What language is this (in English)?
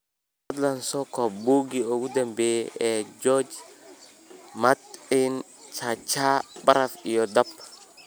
Somali